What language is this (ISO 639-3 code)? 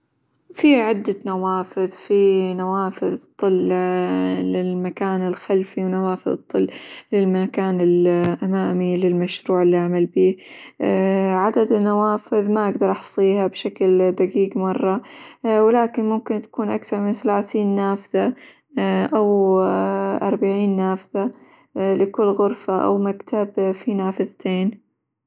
acw